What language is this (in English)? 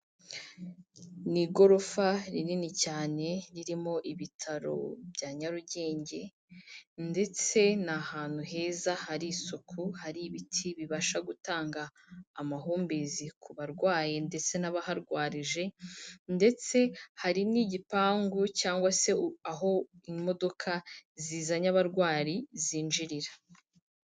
Kinyarwanda